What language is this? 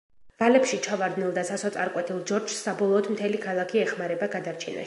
Georgian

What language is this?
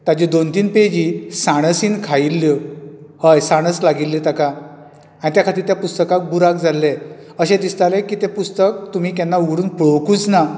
Konkani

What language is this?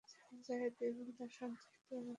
Bangla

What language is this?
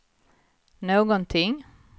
Swedish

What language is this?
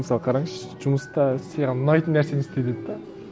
Kazakh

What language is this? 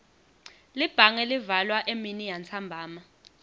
Swati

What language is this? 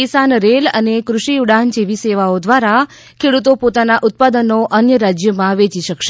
Gujarati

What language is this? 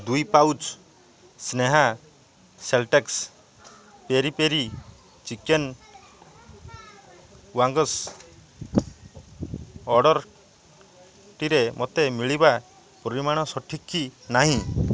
Odia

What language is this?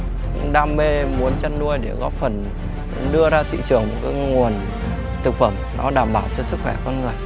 Vietnamese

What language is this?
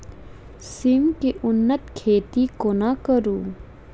Maithili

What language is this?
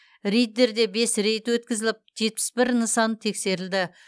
Kazakh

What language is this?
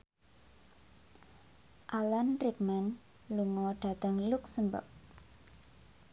Javanese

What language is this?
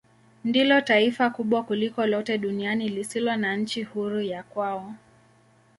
Swahili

